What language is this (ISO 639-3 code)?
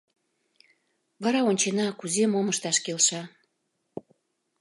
chm